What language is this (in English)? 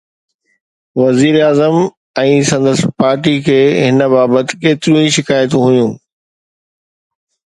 Sindhi